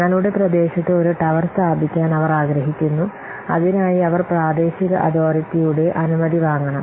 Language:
Malayalam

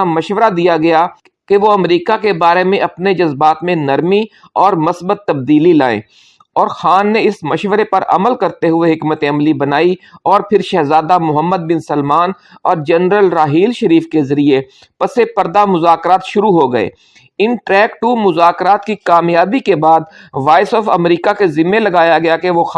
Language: Urdu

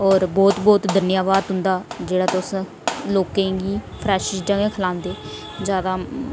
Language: Dogri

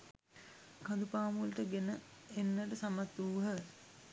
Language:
Sinhala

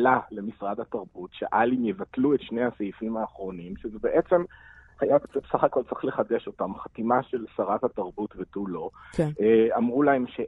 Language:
Hebrew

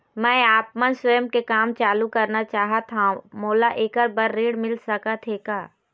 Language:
Chhattisgarhi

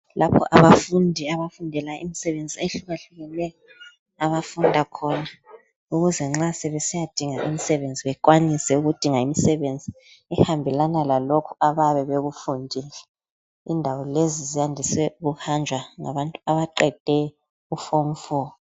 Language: North Ndebele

